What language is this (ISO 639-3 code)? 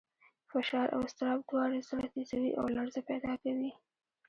pus